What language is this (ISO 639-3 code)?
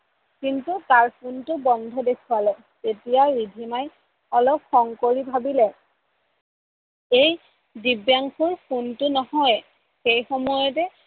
asm